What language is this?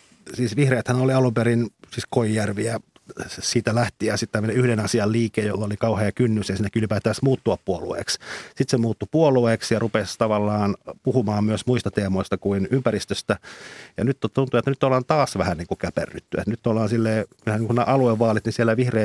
Finnish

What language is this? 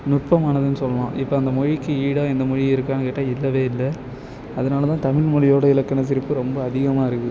Tamil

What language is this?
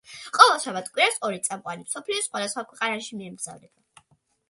Georgian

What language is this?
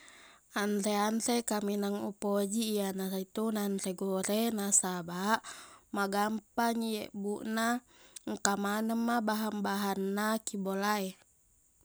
Buginese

